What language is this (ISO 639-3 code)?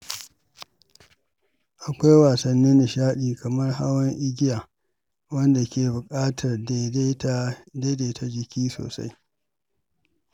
hau